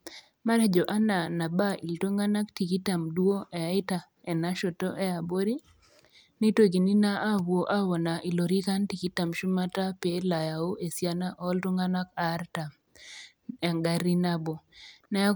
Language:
Masai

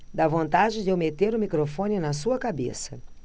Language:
Portuguese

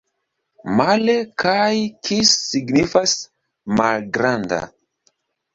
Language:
Esperanto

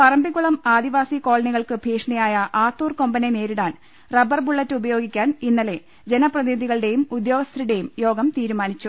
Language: Malayalam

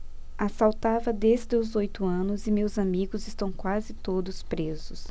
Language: Portuguese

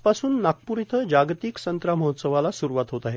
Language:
Marathi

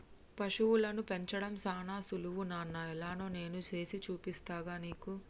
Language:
Telugu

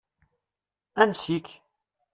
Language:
Kabyle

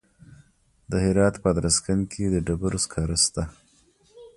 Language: Pashto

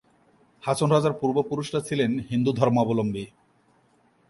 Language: Bangla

